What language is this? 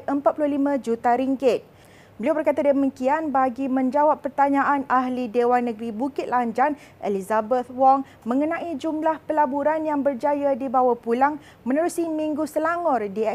Malay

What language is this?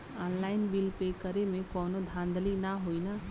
Bhojpuri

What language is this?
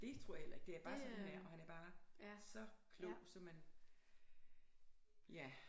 Danish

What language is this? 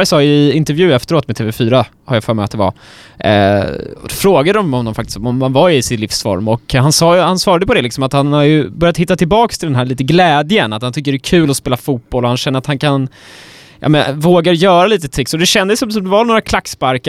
Swedish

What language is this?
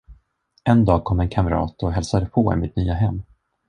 Swedish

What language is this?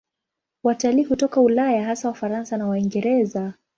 Swahili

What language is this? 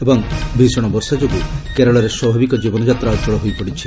Odia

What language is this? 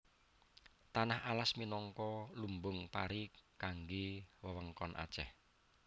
Javanese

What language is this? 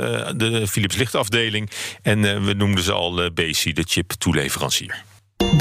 Dutch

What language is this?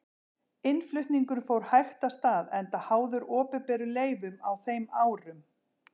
Icelandic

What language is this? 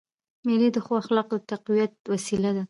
Pashto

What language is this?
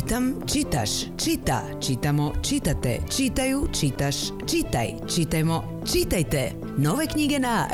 Croatian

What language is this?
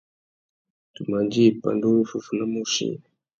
Tuki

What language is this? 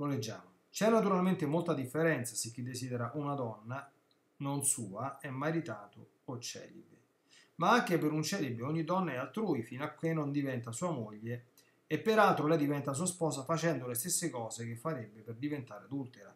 Italian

